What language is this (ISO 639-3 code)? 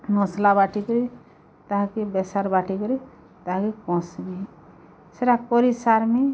ori